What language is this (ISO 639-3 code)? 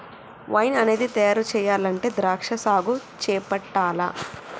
tel